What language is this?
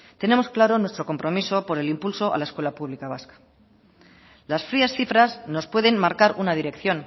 Spanish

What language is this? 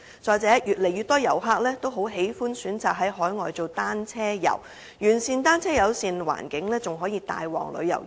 Cantonese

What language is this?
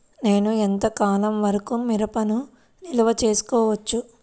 Telugu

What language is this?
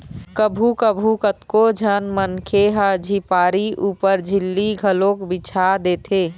Chhattisgarhi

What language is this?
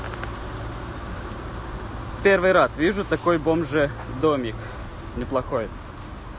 Russian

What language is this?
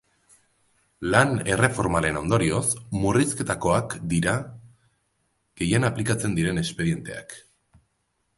Basque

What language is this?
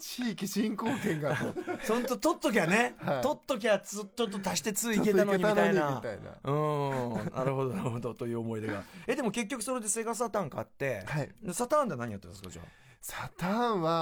Japanese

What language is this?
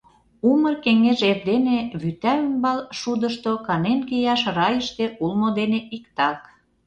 Mari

